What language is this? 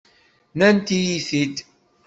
Kabyle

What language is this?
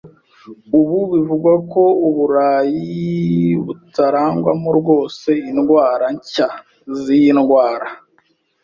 Kinyarwanda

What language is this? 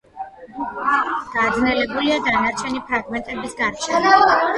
Georgian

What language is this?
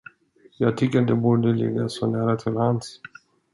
Swedish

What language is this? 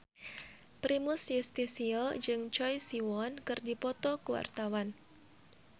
Sundanese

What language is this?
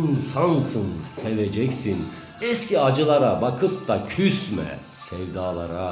Turkish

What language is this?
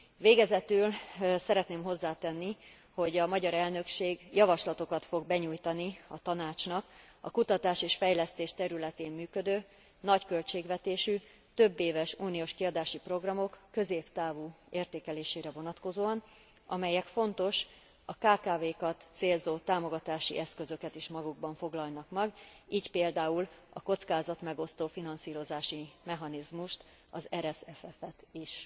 Hungarian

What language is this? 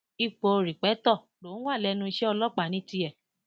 Yoruba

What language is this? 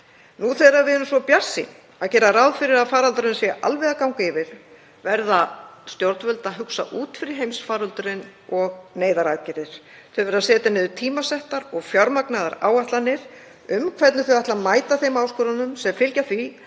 Icelandic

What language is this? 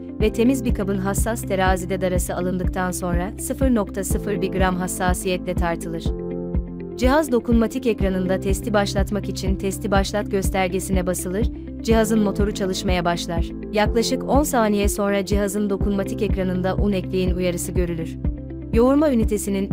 Turkish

